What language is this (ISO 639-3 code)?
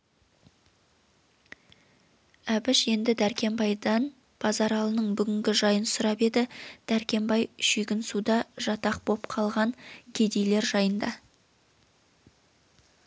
kaz